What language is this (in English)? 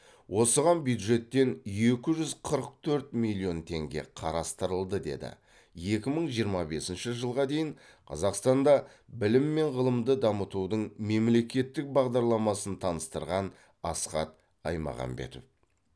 Kazakh